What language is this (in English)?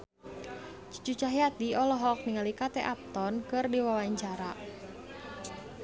Sundanese